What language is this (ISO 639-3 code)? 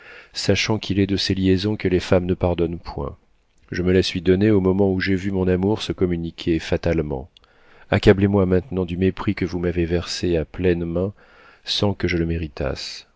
fra